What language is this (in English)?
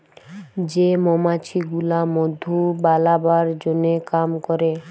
Bangla